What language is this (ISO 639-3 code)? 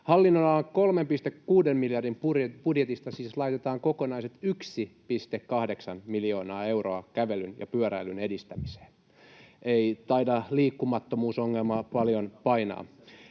fin